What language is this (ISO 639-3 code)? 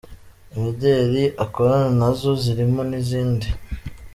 kin